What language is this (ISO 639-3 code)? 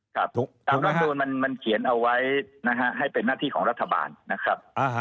tha